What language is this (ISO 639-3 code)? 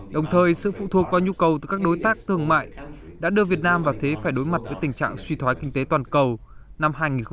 vie